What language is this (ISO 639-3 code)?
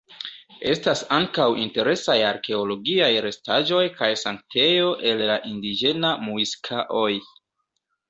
epo